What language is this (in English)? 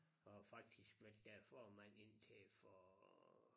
Danish